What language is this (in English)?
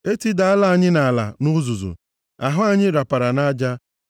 Igbo